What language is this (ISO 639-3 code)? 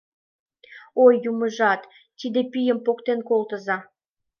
chm